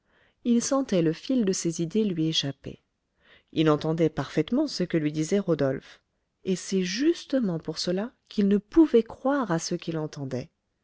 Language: French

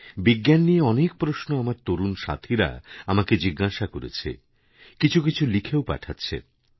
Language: Bangla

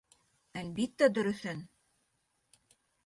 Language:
Bashkir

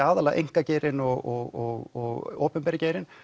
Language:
Icelandic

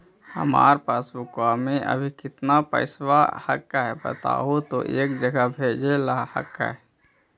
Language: Magahi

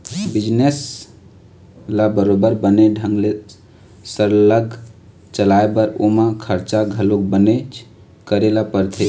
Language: Chhattisgarhi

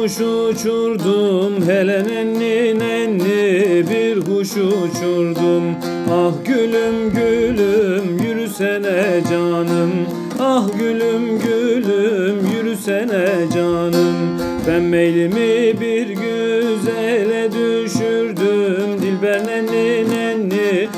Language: Turkish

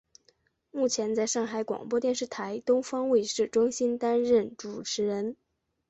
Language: Chinese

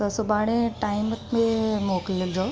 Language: Sindhi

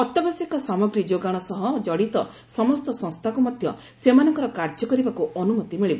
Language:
Odia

